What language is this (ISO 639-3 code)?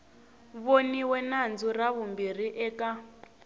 tso